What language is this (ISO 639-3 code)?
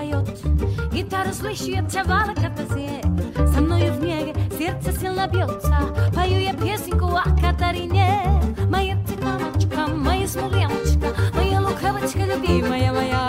fas